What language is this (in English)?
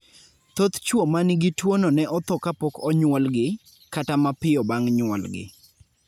Luo (Kenya and Tanzania)